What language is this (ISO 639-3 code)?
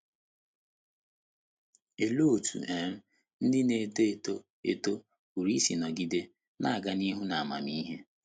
ibo